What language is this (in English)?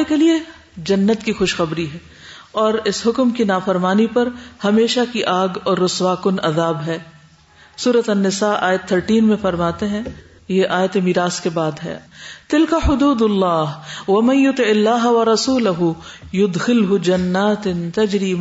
Urdu